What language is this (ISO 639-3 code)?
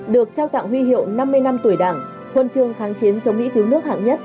vie